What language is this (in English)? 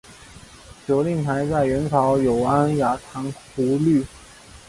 Chinese